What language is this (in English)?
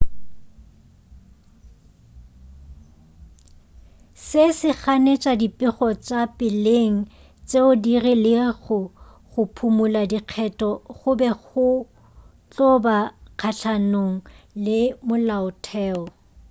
Northern Sotho